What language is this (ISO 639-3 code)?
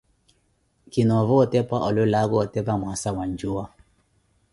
eko